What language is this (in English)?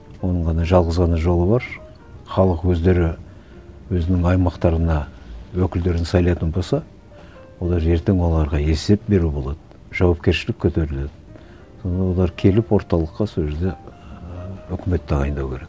Kazakh